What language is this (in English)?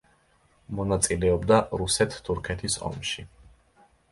Georgian